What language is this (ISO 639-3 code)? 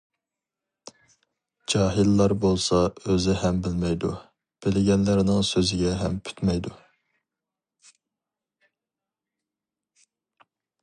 uig